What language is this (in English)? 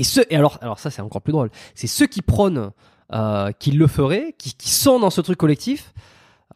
French